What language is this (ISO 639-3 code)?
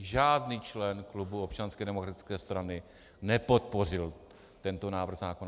ces